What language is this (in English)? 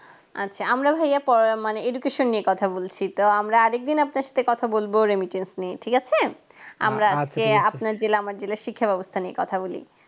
Bangla